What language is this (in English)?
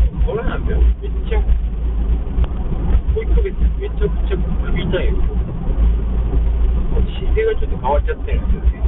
Japanese